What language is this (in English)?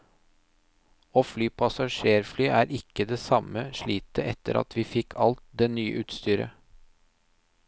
Norwegian